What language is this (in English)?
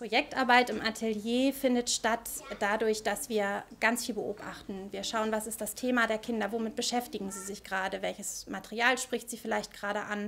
German